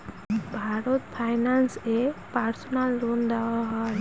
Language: Bangla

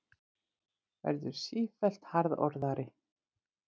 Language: Icelandic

